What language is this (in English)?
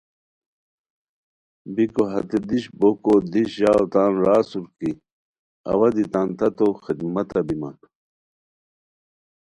Khowar